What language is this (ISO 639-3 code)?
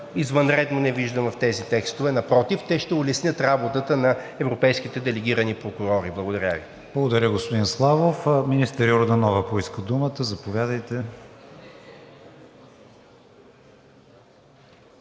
bul